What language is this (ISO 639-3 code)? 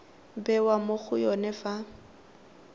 tsn